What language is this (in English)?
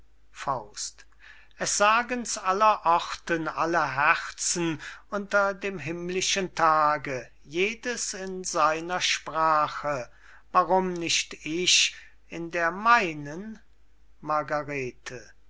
German